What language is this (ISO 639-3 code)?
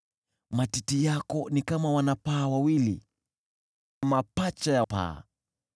swa